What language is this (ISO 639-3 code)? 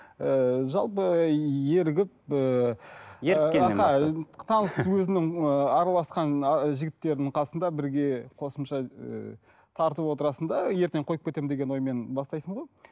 kaz